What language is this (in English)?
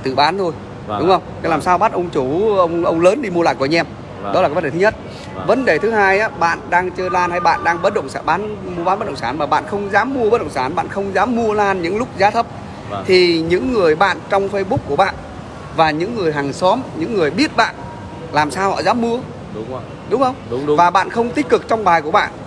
Vietnamese